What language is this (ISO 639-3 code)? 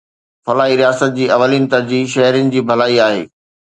snd